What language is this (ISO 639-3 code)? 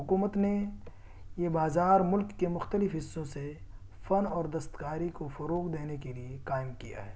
urd